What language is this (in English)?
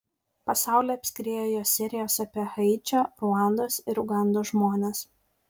Lithuanian